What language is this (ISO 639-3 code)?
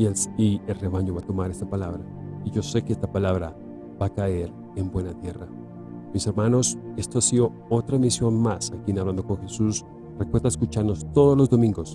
spa